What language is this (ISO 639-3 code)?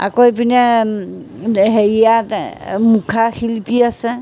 asm